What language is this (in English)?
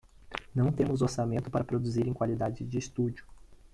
Portuguese